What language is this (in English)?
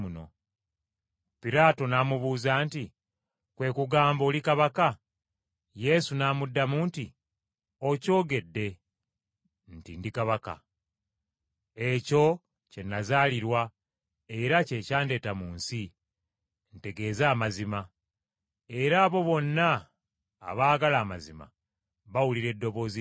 Ganda